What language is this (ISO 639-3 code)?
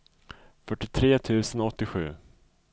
swe